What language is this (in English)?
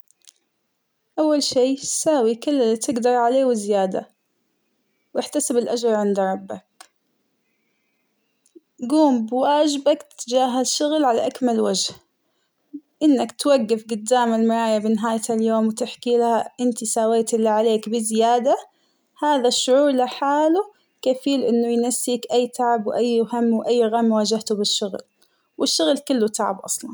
Hijazi Arabic